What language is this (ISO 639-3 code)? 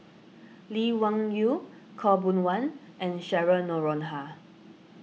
eng